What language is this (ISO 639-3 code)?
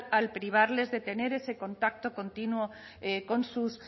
spa